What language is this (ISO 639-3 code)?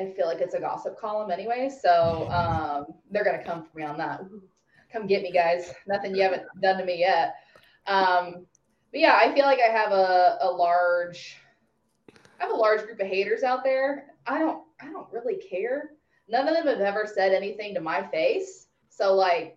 eng